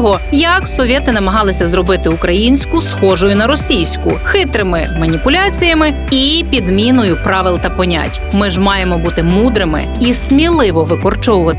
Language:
Ukrainian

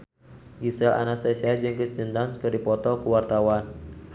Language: Sundanese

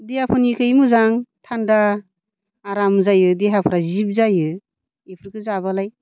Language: Bodo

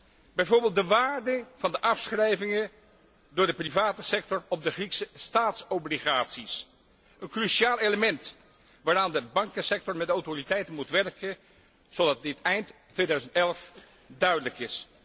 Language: Dutch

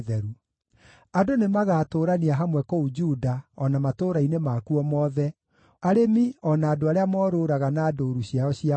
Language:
Kikuyu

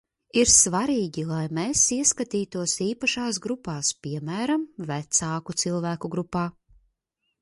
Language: Latvian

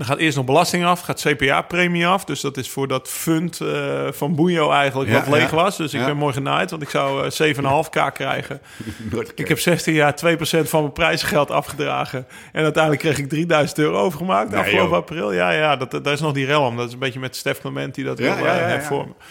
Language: Dutch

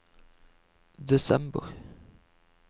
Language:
Norwegian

